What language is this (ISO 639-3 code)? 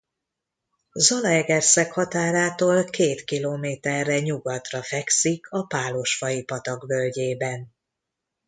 hun